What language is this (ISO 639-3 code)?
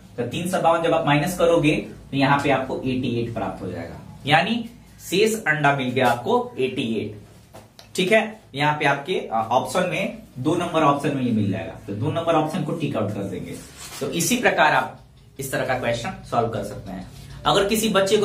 hin